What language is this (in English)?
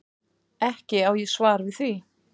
Icelandic